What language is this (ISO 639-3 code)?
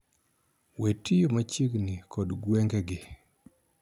luo